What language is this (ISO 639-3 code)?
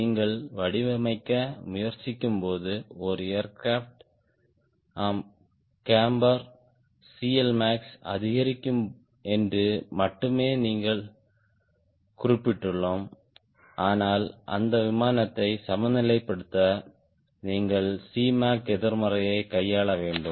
tam